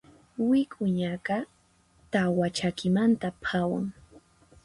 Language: Puno Quechua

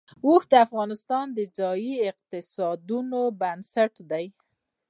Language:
Pashto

